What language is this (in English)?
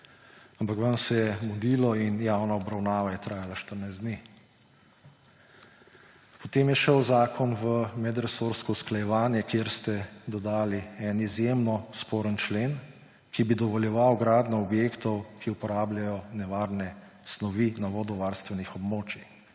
Slovenian